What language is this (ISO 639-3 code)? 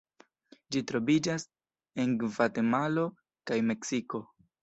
epo